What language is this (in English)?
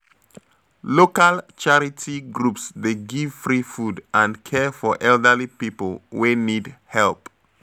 Nigerian Pidgin